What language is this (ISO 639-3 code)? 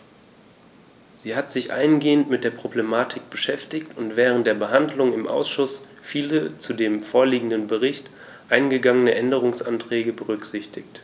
deu